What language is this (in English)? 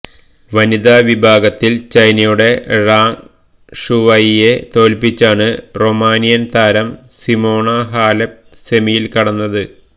Malayalam